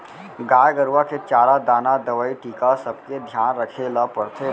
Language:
Chhattisgarhi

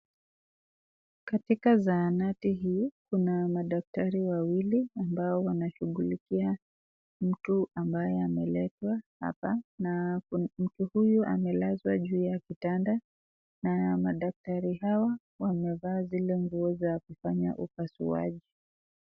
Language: Swahili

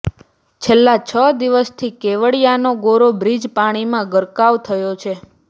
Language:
Gujarati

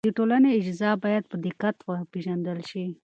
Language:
Pashto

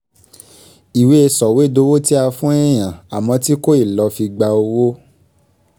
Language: Yoruba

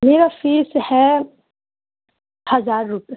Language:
Urdu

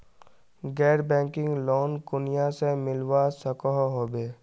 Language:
Magahi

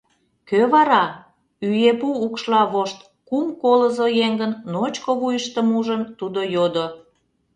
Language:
Mari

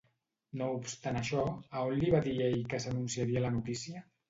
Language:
Catalan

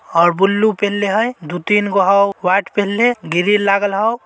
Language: Magahi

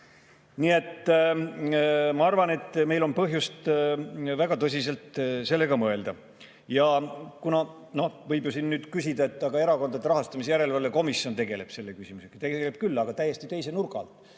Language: Estonian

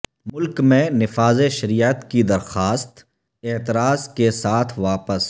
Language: Urdu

